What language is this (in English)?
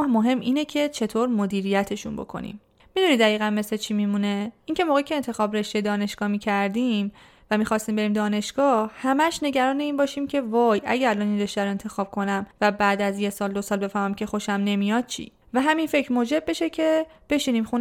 Persian